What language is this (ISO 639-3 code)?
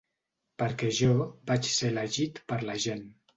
cat